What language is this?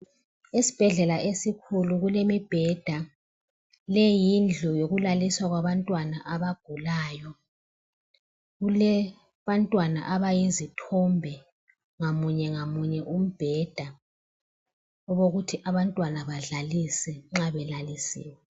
North Ndebele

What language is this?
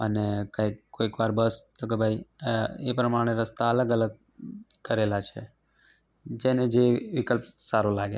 Gujarati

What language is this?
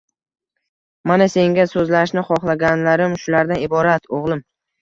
Uzbek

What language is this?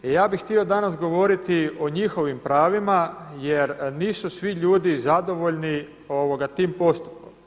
Croatian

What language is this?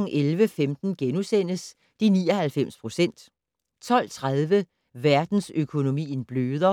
Danish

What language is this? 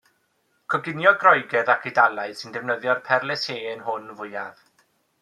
Welsh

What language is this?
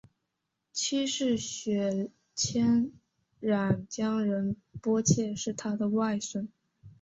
Chinese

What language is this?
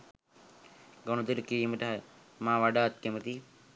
Sinhala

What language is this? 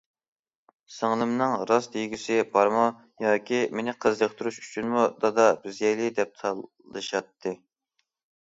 Uyghur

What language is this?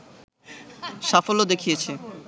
Bangla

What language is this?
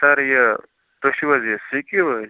Kashmiri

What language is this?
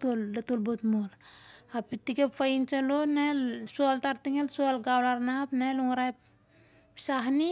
Siar-Lak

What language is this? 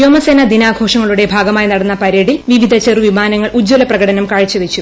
Malayalam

